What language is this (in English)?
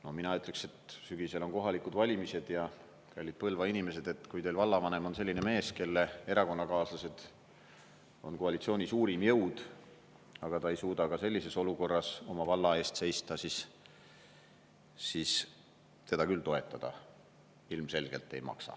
Estonian